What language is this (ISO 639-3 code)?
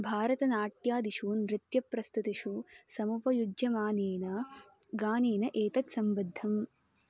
san